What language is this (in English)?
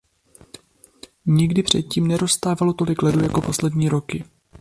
Czech